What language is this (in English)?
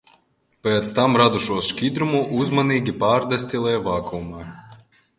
Latvian